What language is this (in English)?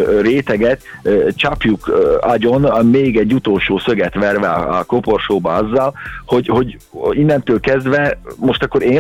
Hungarian